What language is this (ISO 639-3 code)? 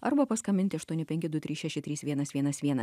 lit